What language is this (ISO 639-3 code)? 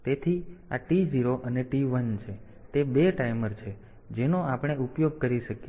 guj